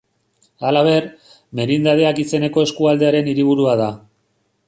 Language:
Basque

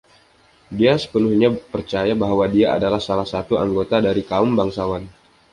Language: Indonesian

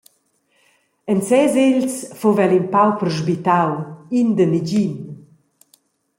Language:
Romansh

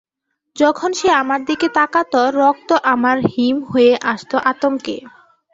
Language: Bangla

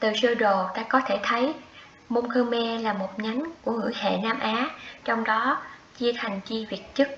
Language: Vietnamese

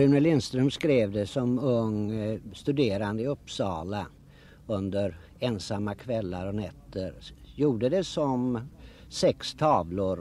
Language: Swedish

